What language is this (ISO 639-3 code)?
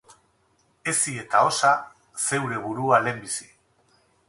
eus